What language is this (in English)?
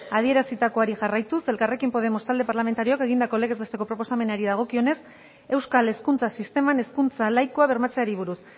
Basque